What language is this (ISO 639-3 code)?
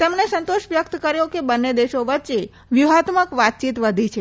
guj